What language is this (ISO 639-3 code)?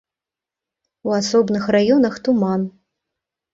bel